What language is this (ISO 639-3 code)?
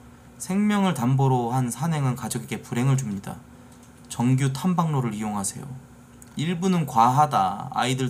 kor